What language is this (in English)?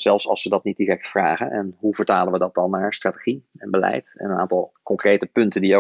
Dutch